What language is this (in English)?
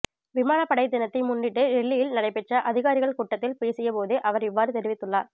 Tamil